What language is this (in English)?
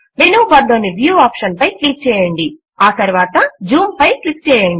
Telugu